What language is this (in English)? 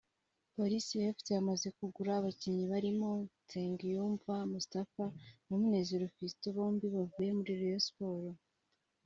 Kinyarwanda